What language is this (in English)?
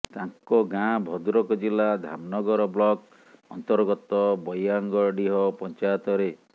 Odia